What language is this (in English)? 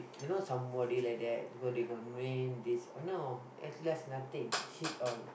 English